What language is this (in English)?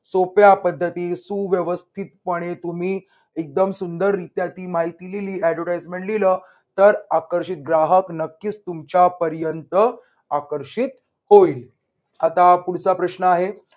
Marathi